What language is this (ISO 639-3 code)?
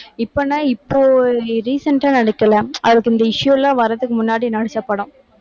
tam